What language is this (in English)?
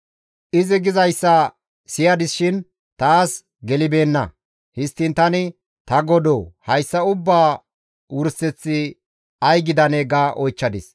Gamo